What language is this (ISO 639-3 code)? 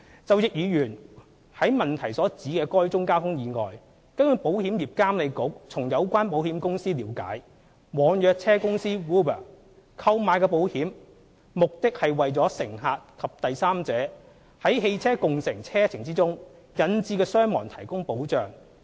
yue